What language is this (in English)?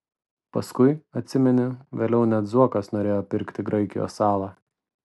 Lithuanian